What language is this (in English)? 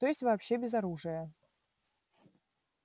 Russian